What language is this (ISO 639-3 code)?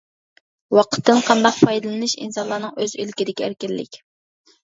uig